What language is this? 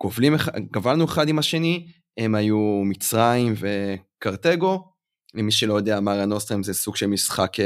Hebrew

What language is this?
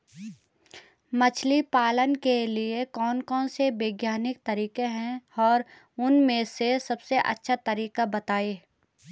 Hindi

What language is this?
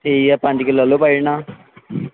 Dogri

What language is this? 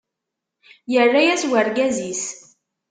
Kabyle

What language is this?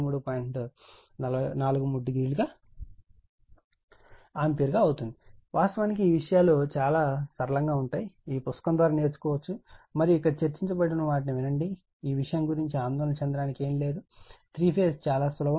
Telugu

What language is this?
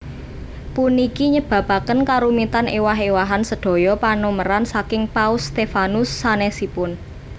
Javanese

